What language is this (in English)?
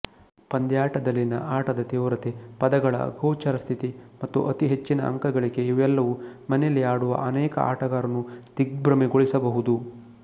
Kannada